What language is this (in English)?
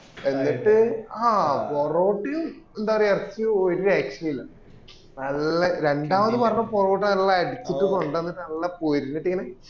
Malayalam